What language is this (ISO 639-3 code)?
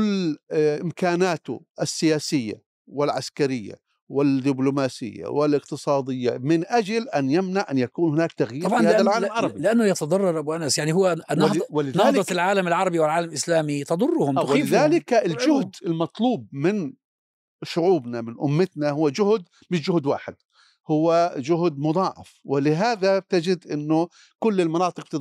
ara